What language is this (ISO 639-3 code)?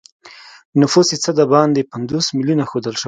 pus